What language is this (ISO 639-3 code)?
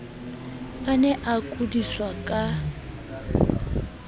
sot